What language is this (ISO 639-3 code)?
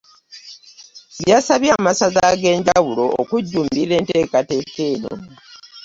lug